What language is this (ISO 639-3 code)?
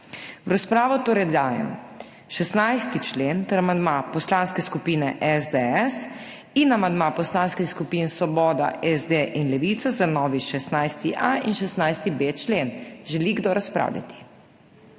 slv